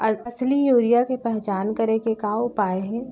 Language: Chhattisgarhi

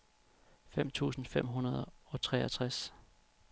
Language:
Danish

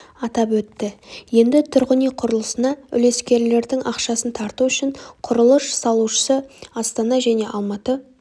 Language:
Kazakh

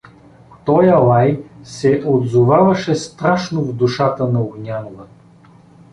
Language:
Bulgarian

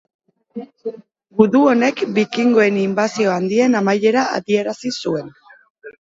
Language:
Basque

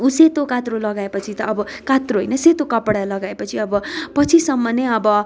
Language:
Nepali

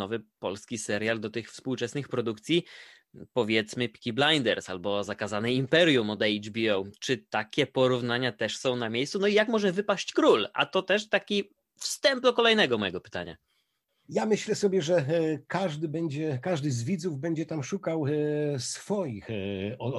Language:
Polish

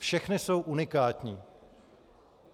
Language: Czech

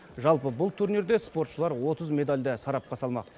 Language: Kazakh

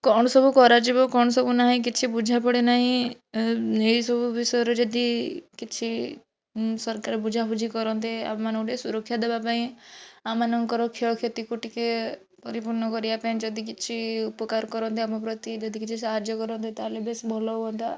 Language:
Odia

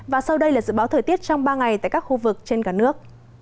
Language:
Vietnamese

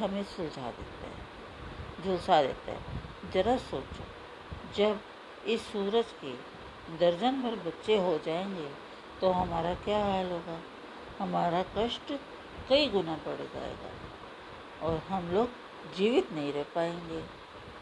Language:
Hindi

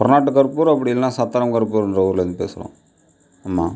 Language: Tamil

